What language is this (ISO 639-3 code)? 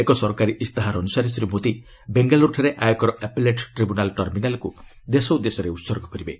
ori